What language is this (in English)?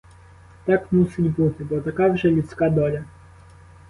Ukrainian